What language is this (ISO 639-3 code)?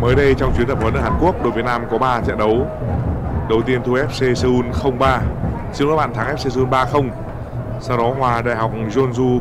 vie